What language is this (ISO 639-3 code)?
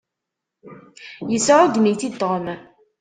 kab